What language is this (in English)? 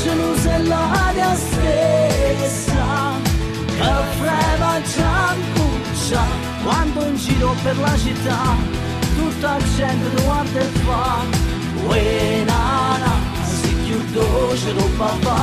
Romanian